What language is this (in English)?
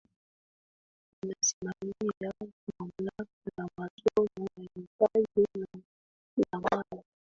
Swahili